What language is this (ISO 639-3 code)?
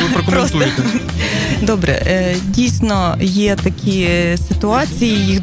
ukr